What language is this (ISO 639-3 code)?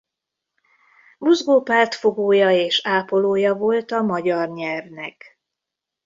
hun